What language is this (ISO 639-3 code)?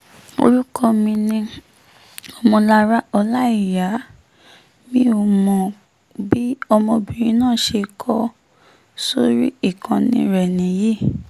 yor